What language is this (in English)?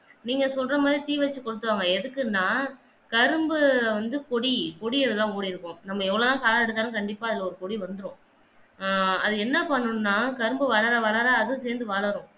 Tamil